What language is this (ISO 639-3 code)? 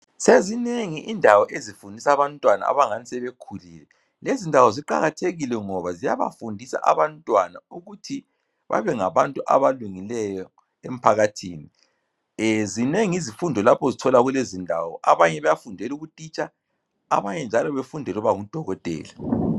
nde